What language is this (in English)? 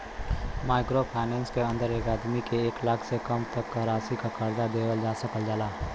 Bhojpuri